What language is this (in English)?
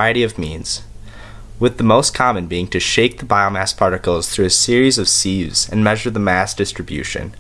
English